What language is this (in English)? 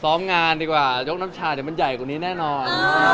Thai